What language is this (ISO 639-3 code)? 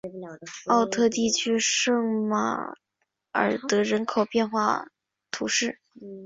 zho